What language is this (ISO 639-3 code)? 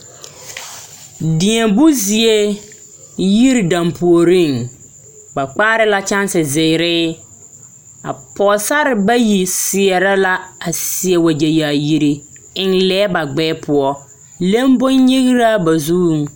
dga